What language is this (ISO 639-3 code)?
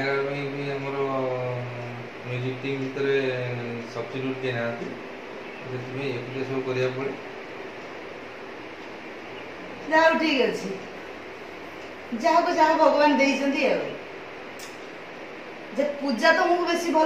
ind